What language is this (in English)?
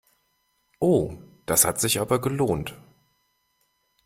German